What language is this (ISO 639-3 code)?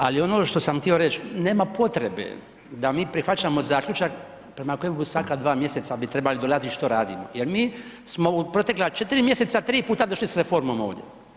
hrv